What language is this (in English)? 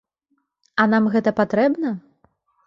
Belarusian